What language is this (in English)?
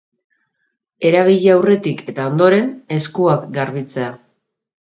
Basque